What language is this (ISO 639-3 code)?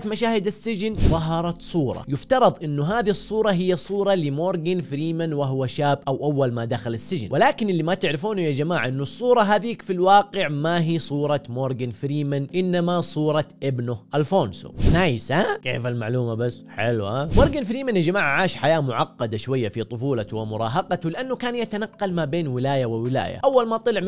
ara